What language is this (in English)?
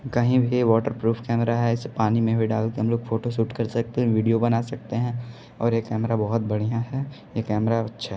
Hindi